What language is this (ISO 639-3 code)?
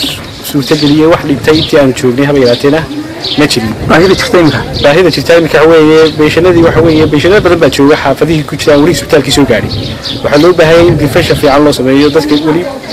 ara